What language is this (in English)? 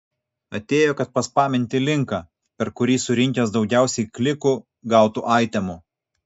Lithuanian